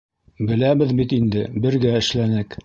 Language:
Bashkir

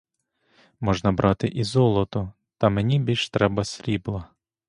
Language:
Ukrainian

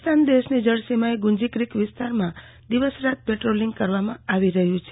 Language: Gujarati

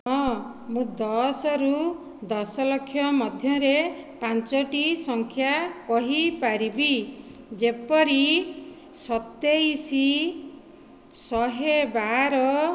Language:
Odia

